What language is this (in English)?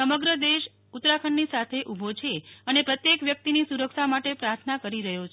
Gujarati